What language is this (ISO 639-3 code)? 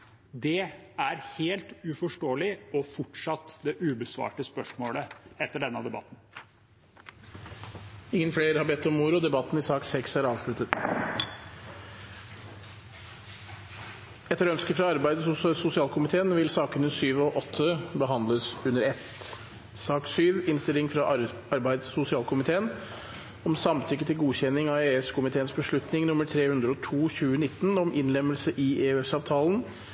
nob